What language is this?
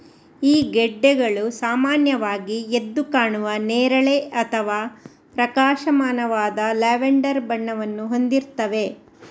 Kannada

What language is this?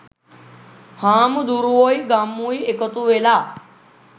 Sinhala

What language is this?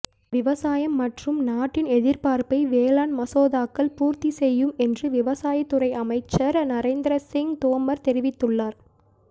Tamil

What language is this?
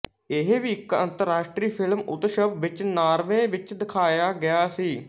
Punjabi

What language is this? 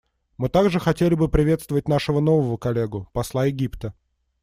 Russian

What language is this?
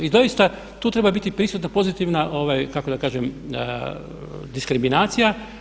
Croatian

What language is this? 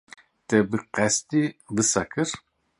Kurdish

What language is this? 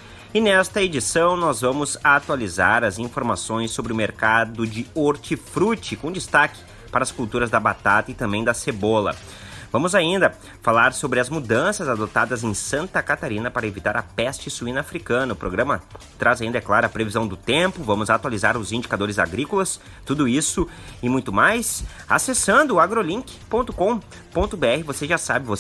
Portuguese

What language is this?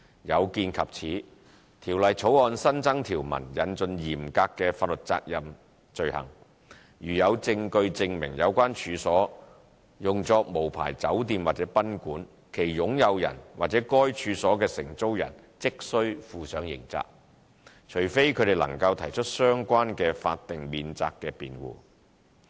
Cantonese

